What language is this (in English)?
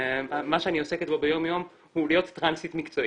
Hebrew